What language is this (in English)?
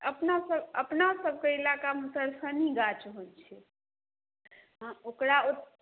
Maithili